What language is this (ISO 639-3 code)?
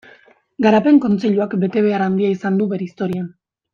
eus